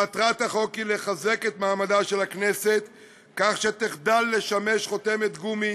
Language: Hebrew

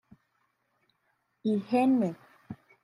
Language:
Kinyarwanda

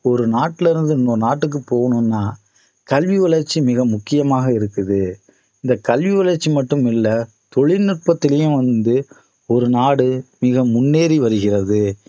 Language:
Tamil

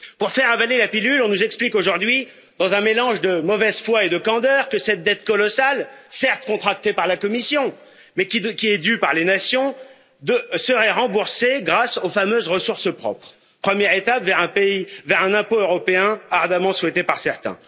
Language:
French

